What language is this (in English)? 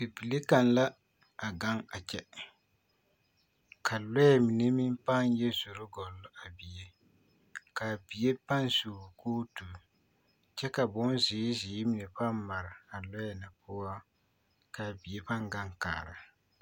Southern Dagaare